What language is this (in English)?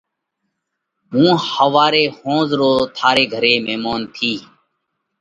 Parkari Koli